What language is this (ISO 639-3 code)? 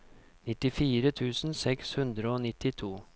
nor